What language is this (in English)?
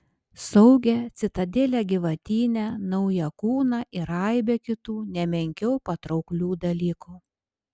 Lithuanian